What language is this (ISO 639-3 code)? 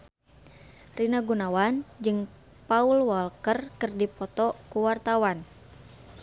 sun